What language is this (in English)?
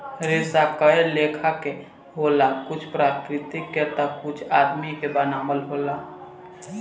Bhojpuri